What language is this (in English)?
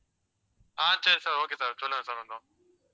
Tamil